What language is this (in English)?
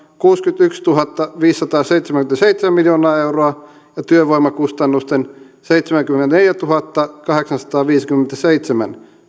Finnish